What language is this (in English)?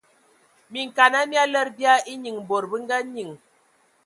Ewondo